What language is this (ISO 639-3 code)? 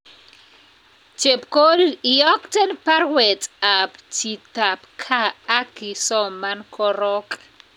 kln